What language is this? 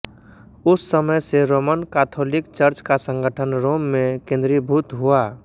Hindi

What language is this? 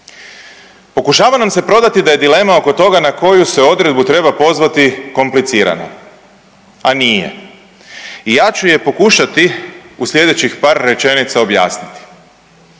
Croatian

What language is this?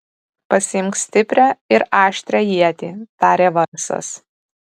Lithuanian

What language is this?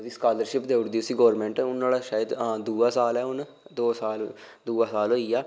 Dogri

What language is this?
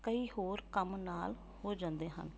Punjabi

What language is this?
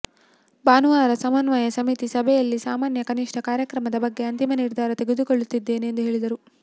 Kannada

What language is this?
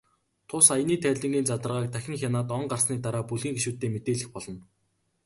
Mongolian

